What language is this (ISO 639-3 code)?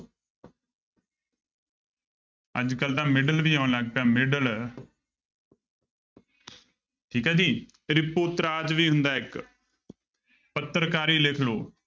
pan